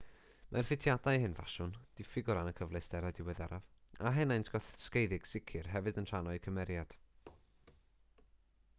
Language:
Welsh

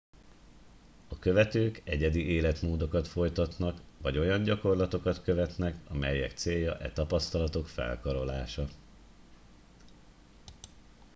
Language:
Hungarian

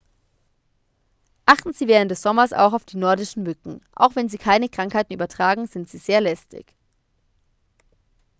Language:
German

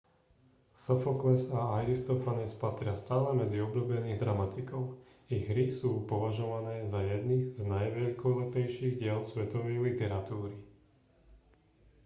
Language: Slovak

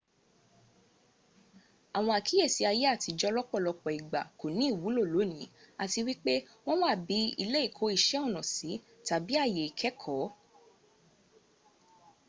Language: Yoruba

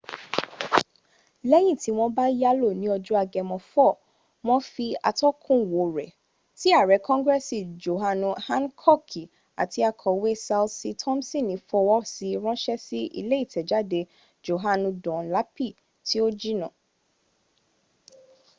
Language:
Yoruba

